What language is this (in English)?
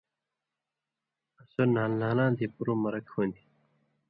Indus Kohistani